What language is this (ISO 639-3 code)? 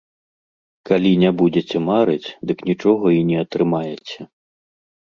bel